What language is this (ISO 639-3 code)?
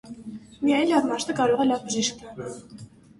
hye